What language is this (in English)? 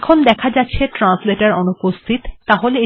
Bangla